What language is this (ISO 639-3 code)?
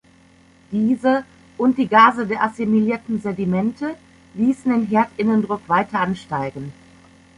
deu